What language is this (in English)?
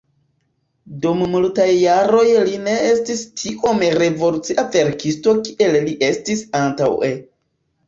Esperanto